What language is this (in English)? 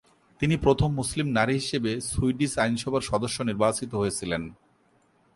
Bangla